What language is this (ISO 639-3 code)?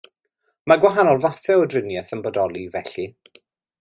cym